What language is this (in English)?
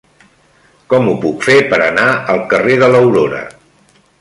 Catalan